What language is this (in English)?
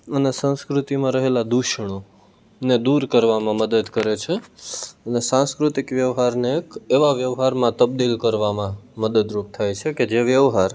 Gujarati